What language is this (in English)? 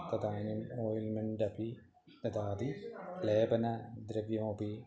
Sanskrit